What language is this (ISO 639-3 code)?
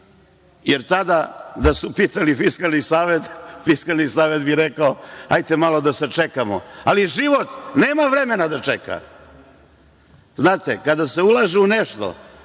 srp